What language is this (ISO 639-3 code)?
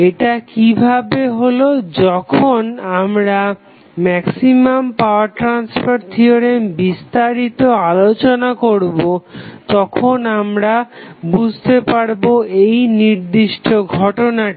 ben